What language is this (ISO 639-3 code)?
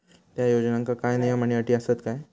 mar